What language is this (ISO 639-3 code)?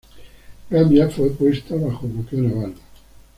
spa